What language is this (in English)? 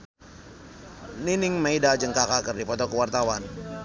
Sundanese